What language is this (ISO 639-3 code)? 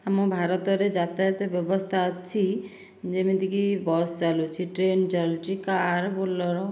ori